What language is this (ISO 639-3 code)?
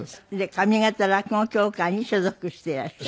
jpn